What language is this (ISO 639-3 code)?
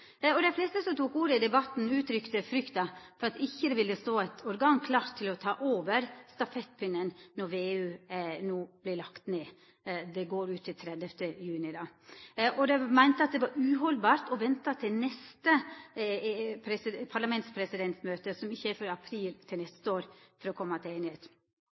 nno